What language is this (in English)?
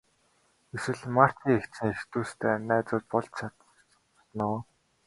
Mongolian